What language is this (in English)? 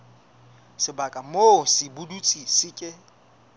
Southern Sotho